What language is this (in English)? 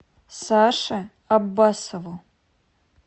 Russian